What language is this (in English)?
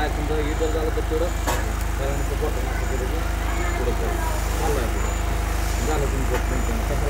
Arabic